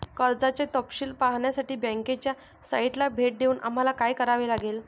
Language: Marathi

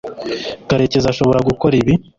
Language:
Kinyarwanda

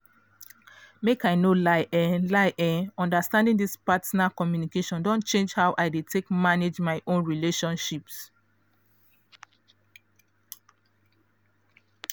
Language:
Nigerian Pidgin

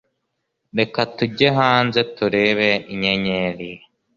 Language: Kinyarwanda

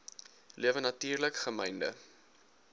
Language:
Afrikaans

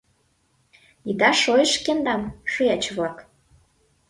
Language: Mari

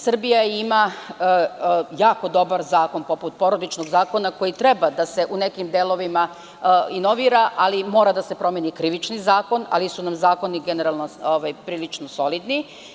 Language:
Serbian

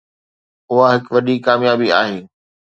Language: Sindhi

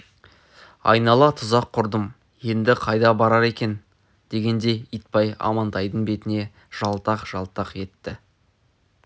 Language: Kazakh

